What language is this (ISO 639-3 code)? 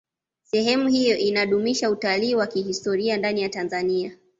swa